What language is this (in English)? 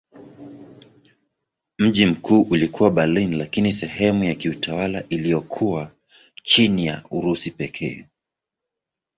Swahili